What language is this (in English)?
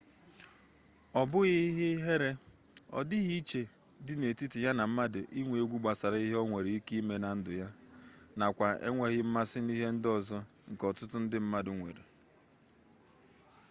Igbo